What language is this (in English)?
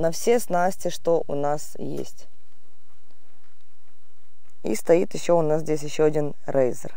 Russian